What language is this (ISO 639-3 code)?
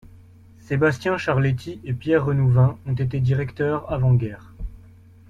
fra